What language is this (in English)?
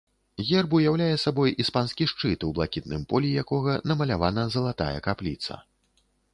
Belarusian